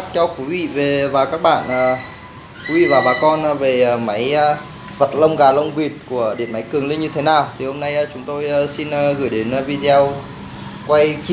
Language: Vietnamese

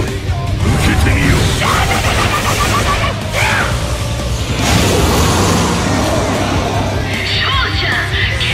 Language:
Japanese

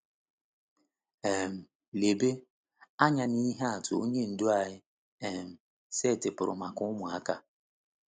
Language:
Igbo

